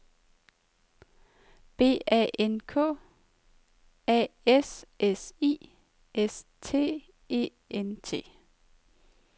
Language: Danish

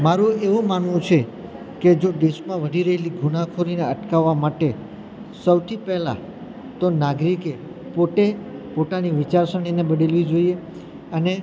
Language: Gujarati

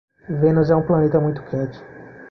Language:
Portuguese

